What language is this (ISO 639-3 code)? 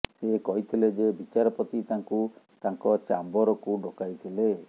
ori